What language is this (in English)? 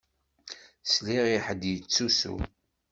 Kabyle